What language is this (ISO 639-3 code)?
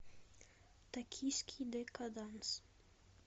rus